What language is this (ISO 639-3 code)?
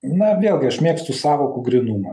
lit